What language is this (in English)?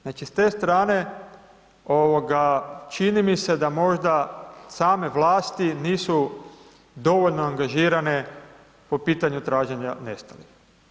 Croatian